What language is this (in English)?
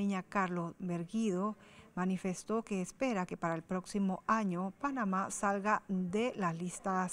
Spanish